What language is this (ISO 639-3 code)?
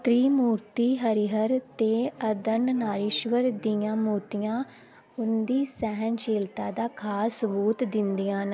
doi